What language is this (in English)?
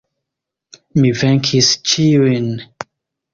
Esperanto